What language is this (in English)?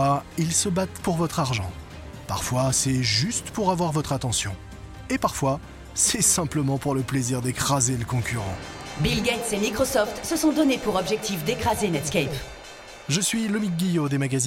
French